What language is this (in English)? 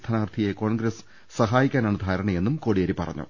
Malayalam